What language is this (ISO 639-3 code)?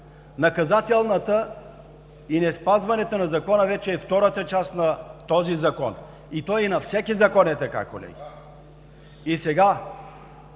bul